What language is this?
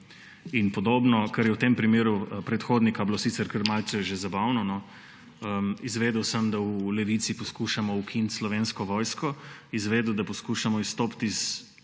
Slovenian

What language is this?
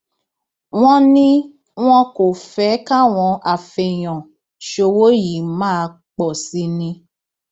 Yoruba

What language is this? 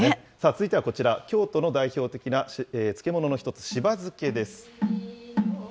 Japanese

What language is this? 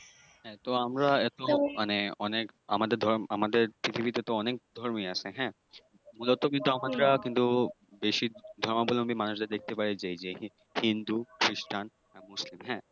Bangla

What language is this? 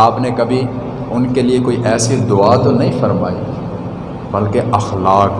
Urdu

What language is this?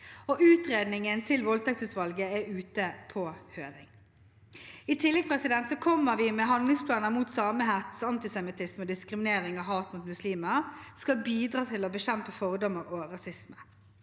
Norwegian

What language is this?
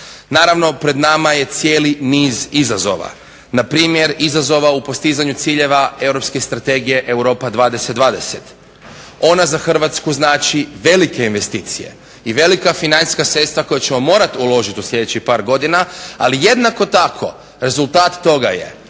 Croatian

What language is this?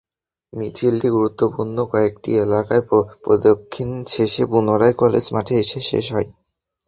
Bangla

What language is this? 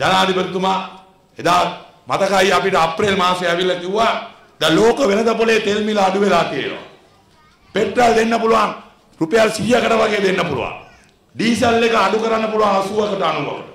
Hindi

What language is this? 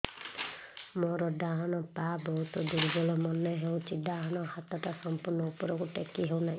Odia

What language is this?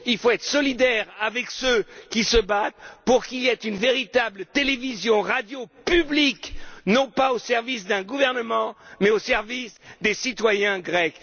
French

